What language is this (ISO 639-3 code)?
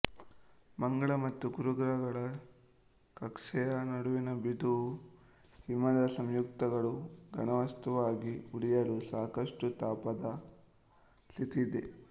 kan